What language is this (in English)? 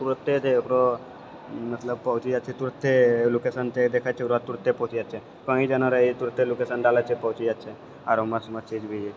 Maithili